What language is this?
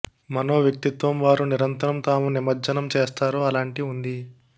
Telugu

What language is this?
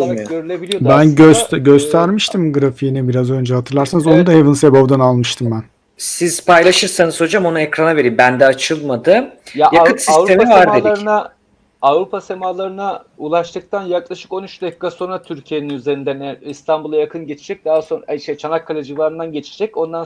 Turkish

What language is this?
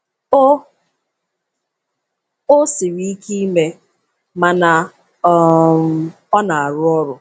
Igbo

